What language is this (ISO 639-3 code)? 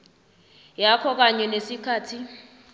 nbl